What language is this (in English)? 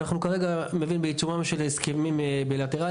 Hebrew